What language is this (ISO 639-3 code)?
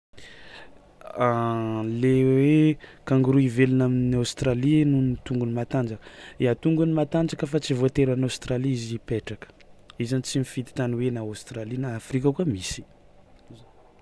xmw